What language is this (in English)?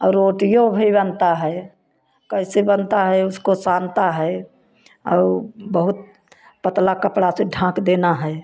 Hindi